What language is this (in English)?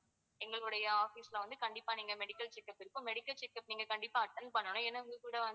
Tamil